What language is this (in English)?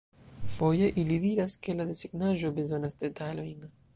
Esperanto